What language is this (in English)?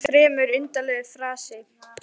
Icelandic